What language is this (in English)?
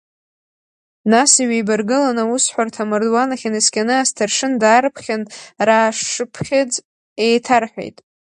Abkhazian